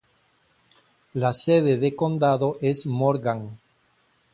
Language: Spanish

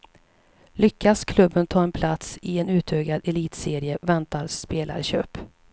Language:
Swedish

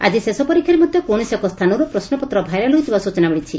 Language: Odia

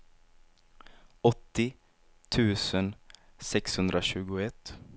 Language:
Swedish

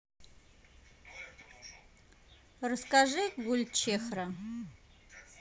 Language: Russian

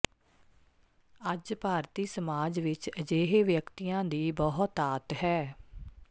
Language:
Punjabi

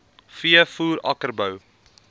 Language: Afrikaans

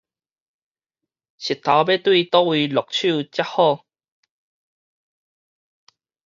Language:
Min Nan Chinese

